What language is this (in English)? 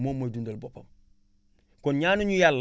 Wolof